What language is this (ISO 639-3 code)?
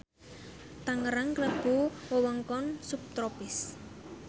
jav